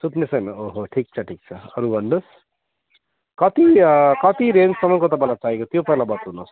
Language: Nepali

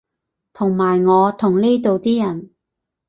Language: Cantonese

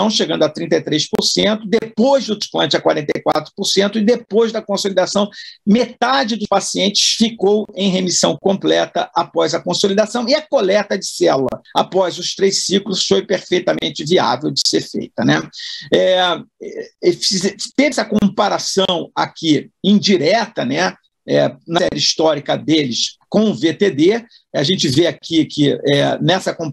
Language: Portuguese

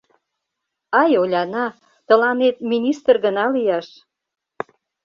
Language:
Mari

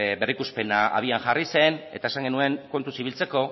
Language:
Basque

